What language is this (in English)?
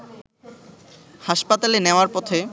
Bangla